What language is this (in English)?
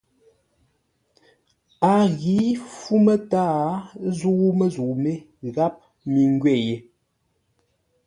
Ngombale